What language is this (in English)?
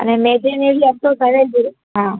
Sindhi